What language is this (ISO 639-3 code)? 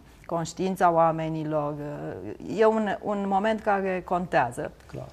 ron